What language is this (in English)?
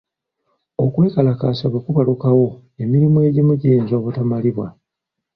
Ganda